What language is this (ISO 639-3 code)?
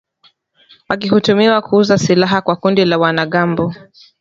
swa